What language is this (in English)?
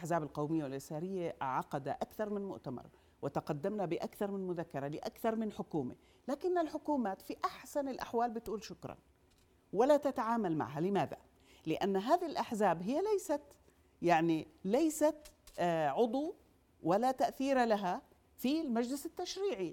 Arabic